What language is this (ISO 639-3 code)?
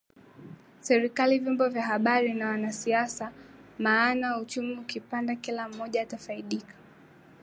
swa